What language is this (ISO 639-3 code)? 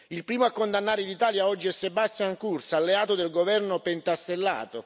ita